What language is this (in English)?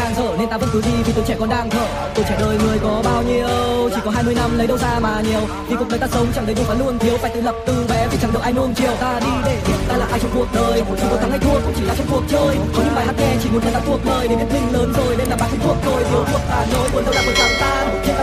Korean